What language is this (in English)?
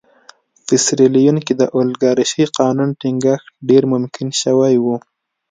Pashto